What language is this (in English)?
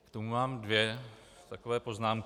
Czech